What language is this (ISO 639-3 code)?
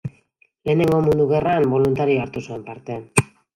eus